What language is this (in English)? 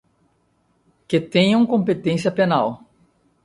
Portuguese